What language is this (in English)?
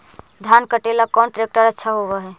Magahi